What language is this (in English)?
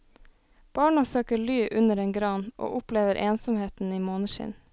Norwegian